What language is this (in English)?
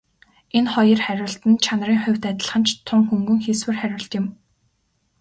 Mongolian